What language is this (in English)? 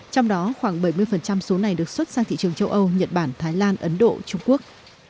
Vietnamese